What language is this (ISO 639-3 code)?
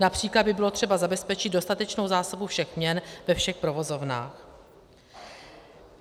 ces